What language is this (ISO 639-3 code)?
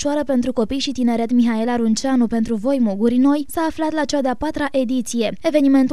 ron